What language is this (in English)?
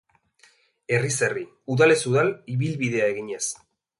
Basque